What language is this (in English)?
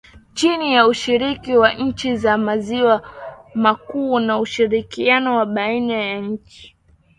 Swahili